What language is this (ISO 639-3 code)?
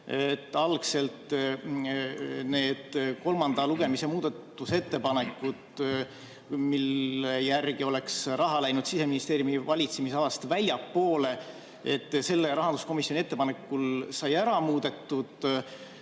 est